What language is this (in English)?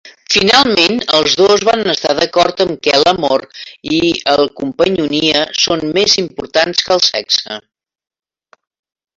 Catalan